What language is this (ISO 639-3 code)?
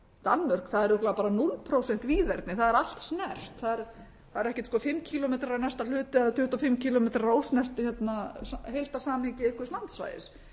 isl